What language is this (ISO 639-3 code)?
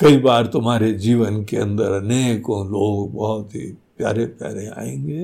hin